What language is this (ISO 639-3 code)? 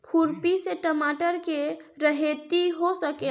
bho